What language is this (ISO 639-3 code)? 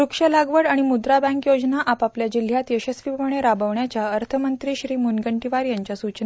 mar